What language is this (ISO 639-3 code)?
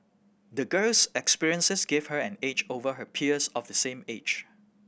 eng